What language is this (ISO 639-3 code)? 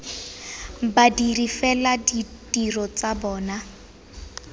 tsn